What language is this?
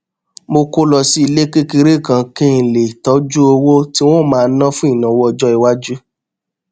Yoruba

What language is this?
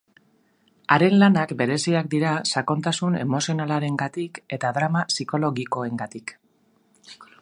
Basque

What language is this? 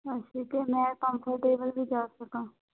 Punjabi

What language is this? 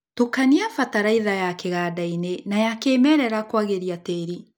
Kikuyu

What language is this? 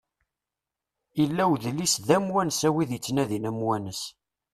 Kabyle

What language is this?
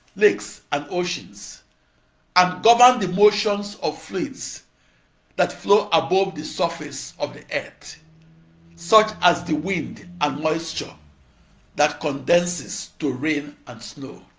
English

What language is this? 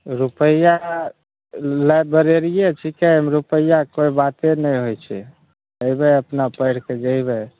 Maithili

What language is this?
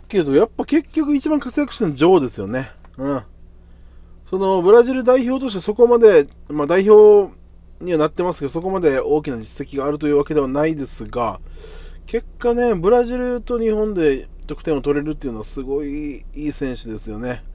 Japanese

